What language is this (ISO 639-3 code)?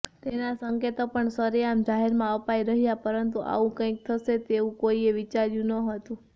guj